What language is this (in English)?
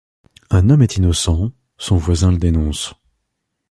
French